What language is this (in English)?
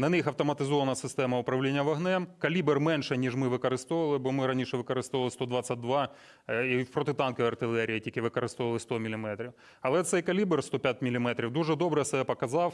Ukrainian